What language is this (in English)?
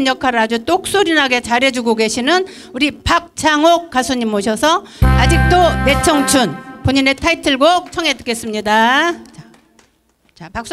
Korean